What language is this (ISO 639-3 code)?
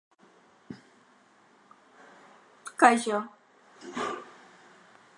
eus